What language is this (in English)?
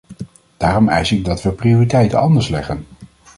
Dutch